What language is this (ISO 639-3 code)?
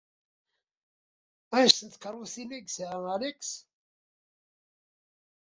kab